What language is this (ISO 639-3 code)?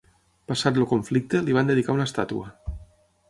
cat